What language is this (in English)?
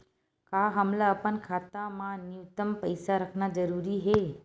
Chhattisgarhi